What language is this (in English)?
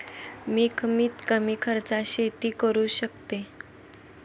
Marathi